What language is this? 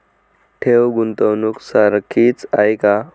Marathi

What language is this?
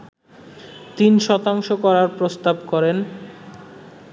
Bangla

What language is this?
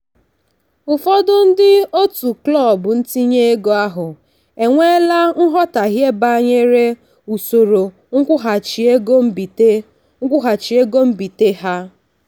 Igbo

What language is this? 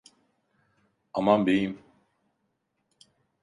Turkish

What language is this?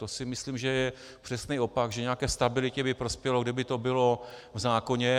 Czech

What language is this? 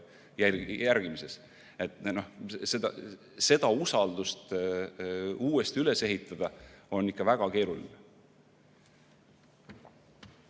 Estonian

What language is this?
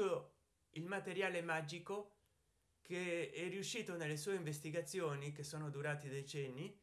Italian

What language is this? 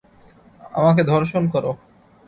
Bangla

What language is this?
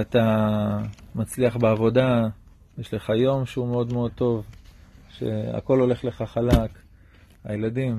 Hebrew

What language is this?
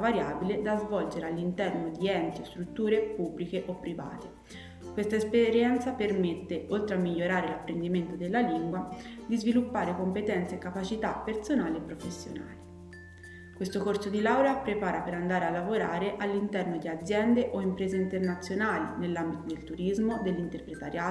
Italian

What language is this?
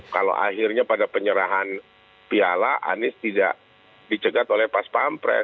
Indonesian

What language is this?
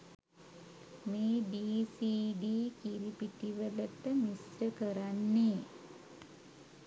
Sinhala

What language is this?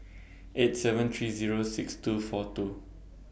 English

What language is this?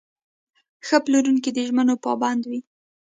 Pashto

